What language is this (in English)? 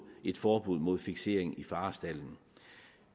Danish